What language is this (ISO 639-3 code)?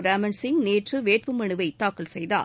tam